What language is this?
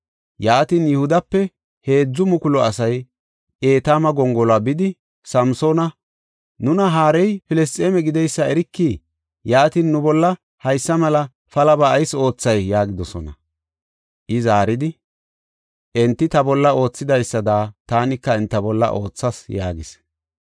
Gofa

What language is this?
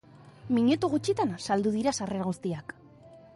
Basque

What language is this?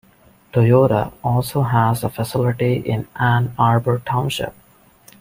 English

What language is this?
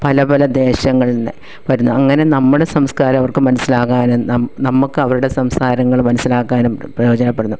Malayalam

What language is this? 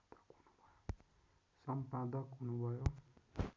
Nepali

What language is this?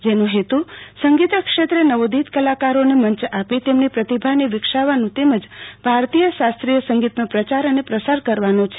Gujarati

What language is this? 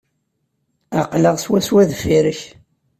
Kabyle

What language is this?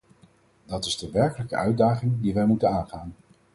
Dutch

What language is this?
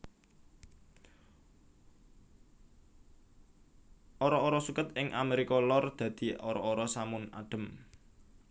Javanese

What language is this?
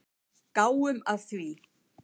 Icelandic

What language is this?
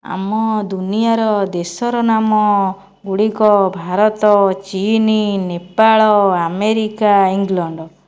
Odia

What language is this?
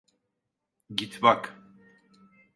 Turkish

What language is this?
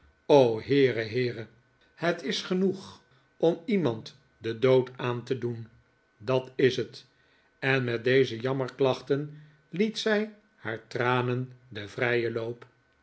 Dutch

